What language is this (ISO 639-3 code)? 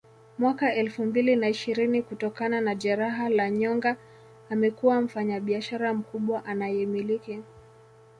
swa